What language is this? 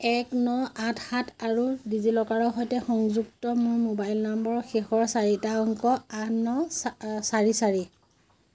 Assamese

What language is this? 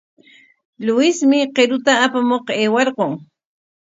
Corongo Ancash Quechua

